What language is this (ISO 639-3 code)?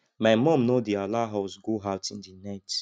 pcm